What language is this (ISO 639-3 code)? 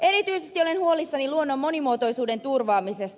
fin